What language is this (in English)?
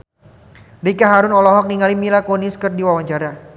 Sundanese